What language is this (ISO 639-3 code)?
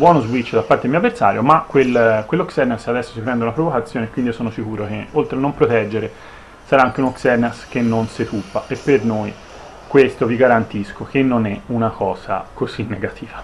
ita